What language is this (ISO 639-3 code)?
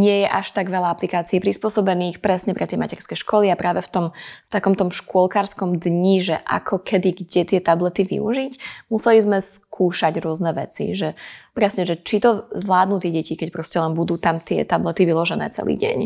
slk